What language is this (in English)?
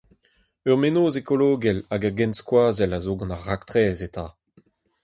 Breton